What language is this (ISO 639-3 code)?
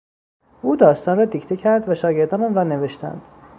fas